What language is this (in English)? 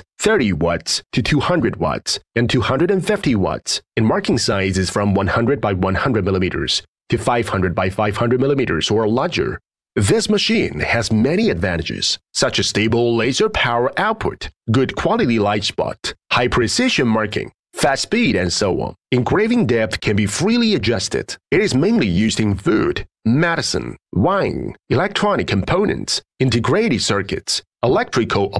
English